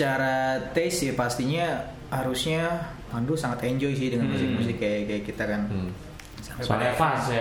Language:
Indonesian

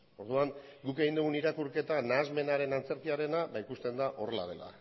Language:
Basque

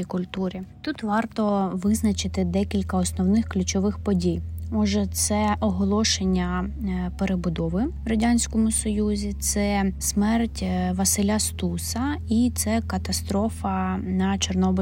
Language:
Ukrainian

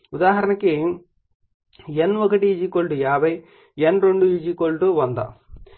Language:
Telugu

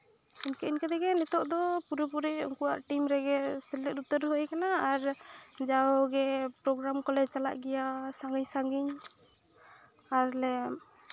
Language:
Santali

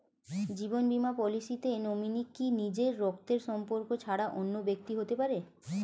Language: Bangla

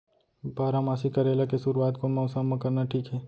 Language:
Chhattisgarhi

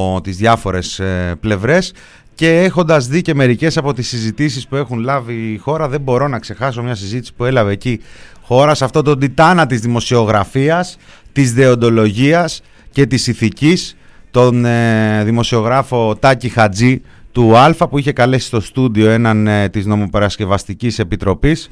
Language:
Greek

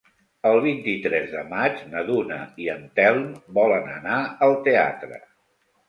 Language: Catalan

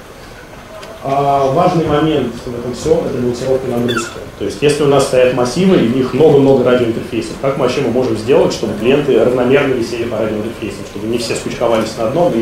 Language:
Russian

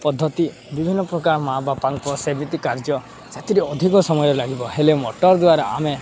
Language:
Odia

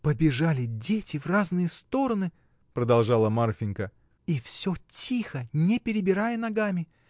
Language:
Russian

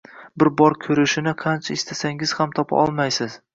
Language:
Uzbek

